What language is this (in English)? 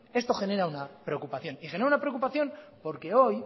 Spanish